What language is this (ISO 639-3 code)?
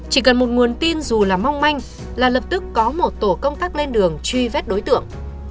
vie